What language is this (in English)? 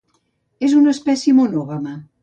Catalan